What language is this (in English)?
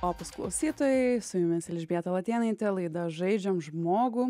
Lithuanian